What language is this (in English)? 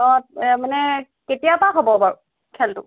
Assamese